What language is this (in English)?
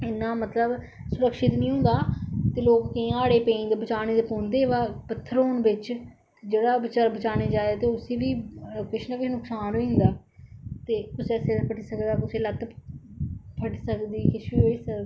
Dogri